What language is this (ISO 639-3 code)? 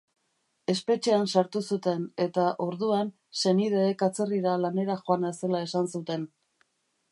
eus